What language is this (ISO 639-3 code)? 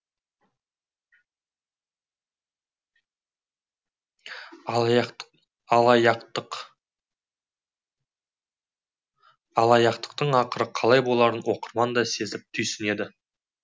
kaz